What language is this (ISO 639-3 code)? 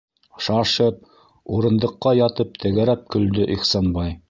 bak